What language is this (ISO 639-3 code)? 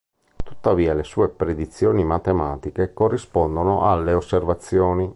ita